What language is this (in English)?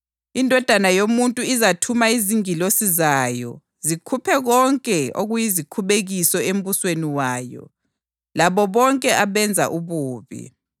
North Ndebele